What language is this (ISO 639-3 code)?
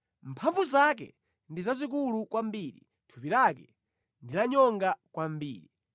nya